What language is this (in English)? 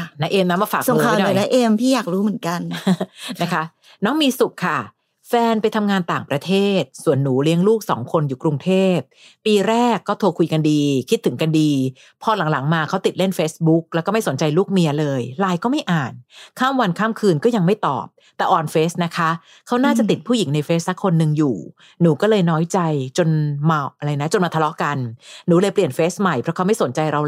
Thai